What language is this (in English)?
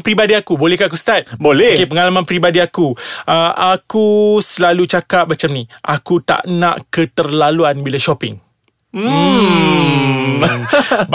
Malay